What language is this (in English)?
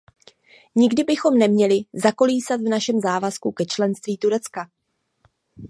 Czech